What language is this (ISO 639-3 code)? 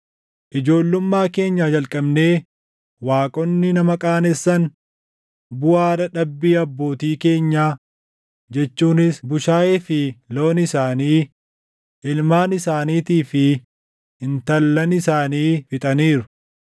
orm